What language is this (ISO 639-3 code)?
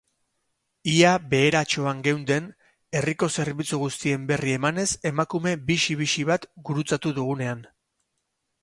eus